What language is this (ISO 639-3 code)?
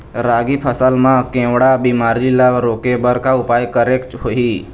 hne